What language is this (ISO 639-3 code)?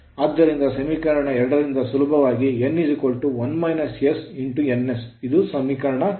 kan